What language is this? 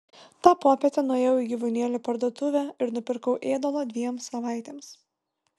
Lithuanian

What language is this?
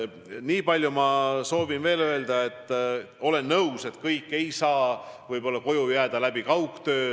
Estonian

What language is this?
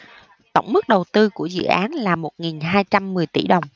Vietnamese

